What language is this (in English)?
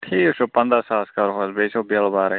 Kashmiri